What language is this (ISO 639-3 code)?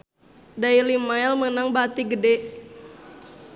sun